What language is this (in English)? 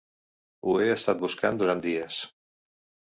Catalan